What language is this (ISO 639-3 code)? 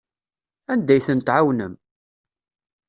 kab